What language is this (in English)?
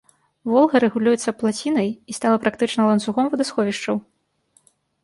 Belarusian